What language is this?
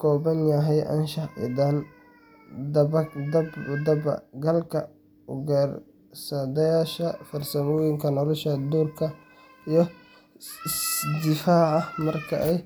Somali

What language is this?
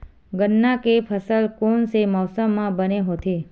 Chhattisgarhi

